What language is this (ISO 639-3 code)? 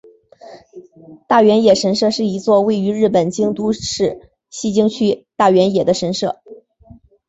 zho